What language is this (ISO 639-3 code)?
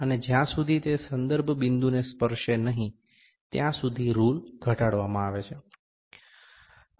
guj